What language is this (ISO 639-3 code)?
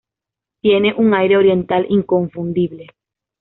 spa